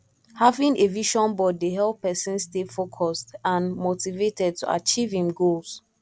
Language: Nigerian Pidgin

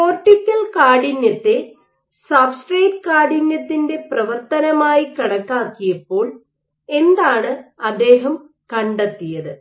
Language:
Malayalam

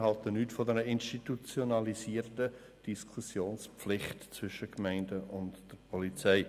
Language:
Swiss German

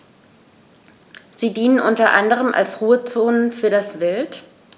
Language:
German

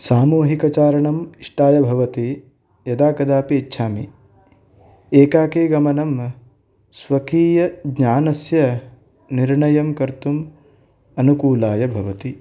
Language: Sanskrit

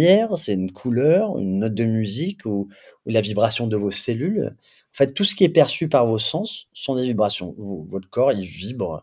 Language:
French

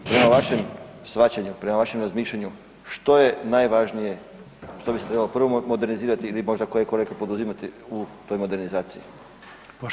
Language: Croatian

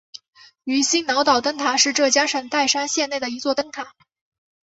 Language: Chinese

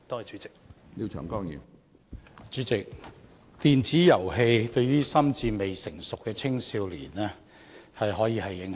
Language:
Cantonese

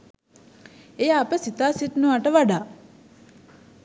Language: Sinhala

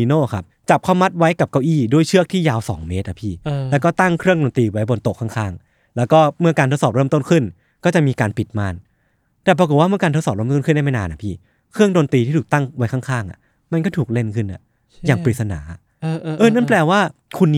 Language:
Thai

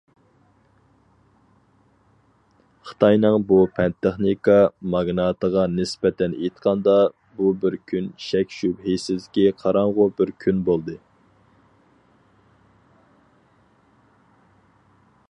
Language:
Uyghur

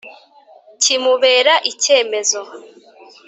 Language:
Kinyarwanda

